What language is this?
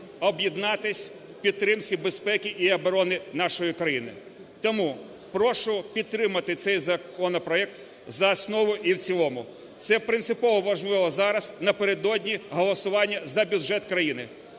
Ukrainian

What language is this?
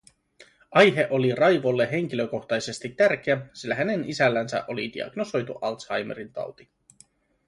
Finnish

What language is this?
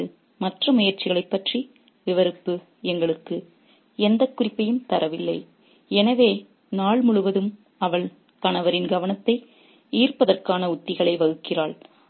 Tamil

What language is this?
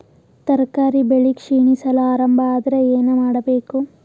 Kannada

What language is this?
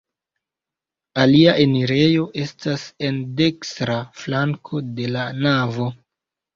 Esperanto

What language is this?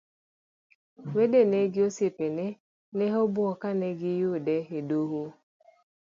Luo (Kenya and Tanzania)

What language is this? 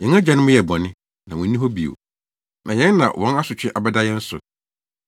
Akan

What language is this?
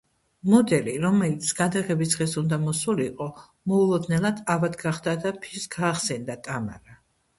Georgian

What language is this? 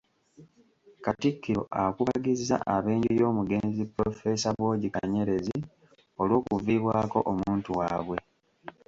Ganda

